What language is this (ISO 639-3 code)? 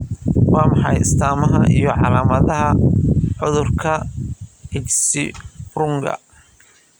som